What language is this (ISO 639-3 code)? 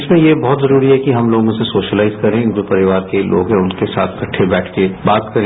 hin